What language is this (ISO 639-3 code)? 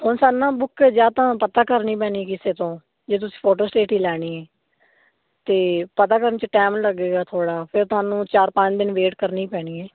pan